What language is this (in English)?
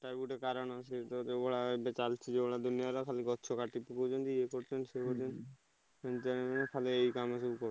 Odia